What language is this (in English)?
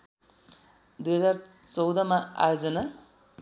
Nepali